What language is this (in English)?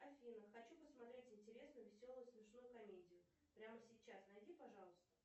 Russian